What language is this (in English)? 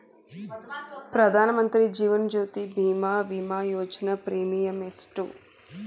Kannada